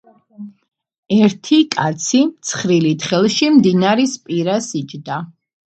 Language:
Georgian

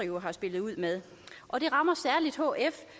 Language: Danish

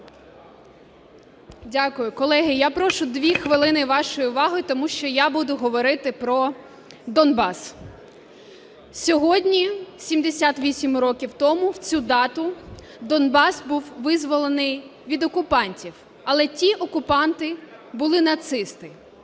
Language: Ukrainian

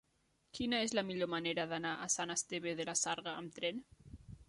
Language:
Catalan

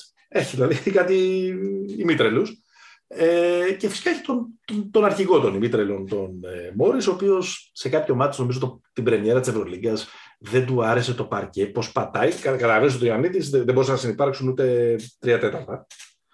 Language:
Greek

